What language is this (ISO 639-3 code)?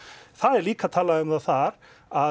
isl